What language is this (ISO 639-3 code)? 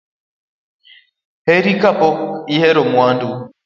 luo